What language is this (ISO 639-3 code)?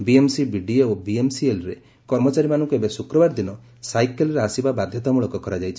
ori